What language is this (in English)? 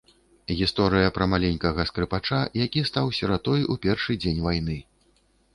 Belarusian